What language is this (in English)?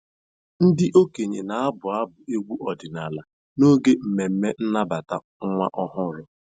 Igbo